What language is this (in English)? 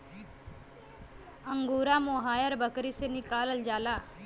Bhojpuri